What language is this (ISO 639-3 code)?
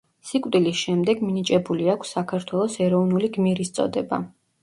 kat